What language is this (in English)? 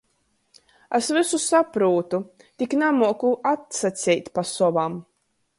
Latgalian